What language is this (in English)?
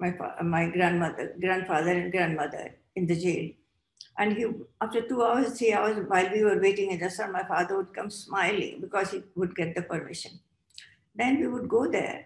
English